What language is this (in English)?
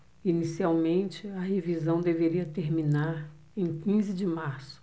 Portuguese